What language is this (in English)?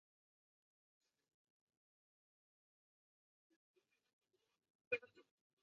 Chinese